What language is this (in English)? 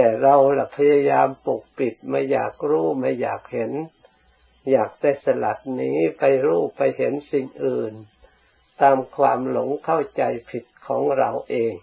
Thai